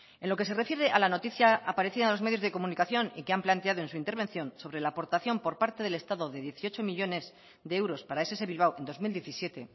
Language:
Spanish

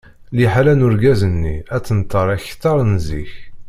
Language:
Kabyle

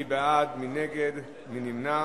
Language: Hebrew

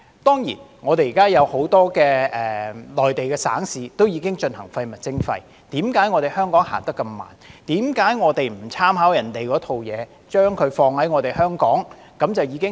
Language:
Cantonese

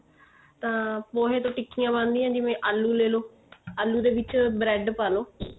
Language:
Punjabi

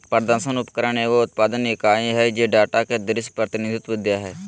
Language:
Magahi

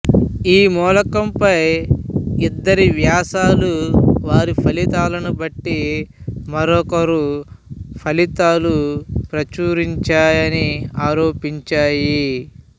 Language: Telugu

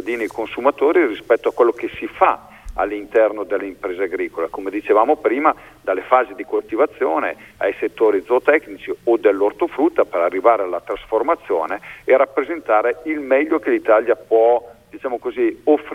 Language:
Italian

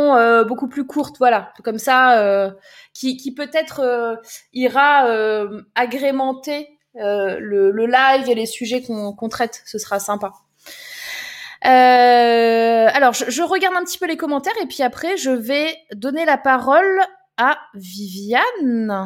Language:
French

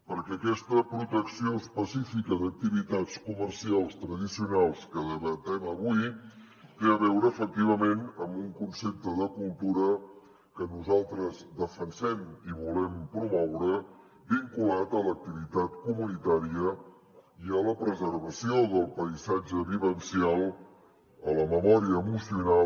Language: Catalan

